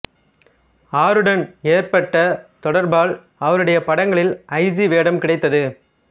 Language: Tamil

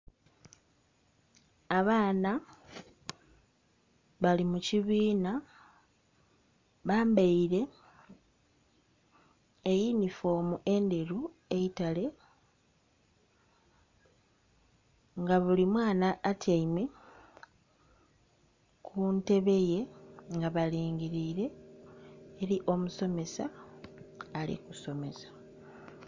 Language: Soga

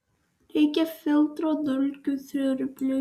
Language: Lithuanian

